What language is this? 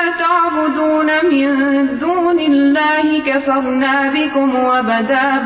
Urdu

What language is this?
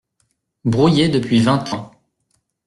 French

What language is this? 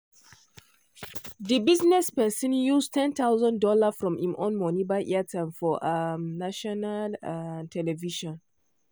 Nigerian Pidgin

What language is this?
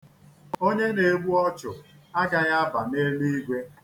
Igbo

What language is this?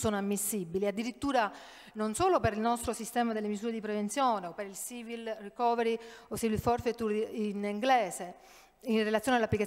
Italian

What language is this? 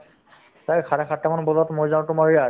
Assamese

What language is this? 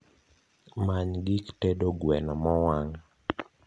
Luo (Kenya and Tanzania)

